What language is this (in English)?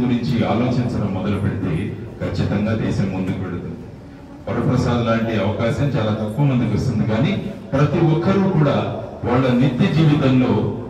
Telugu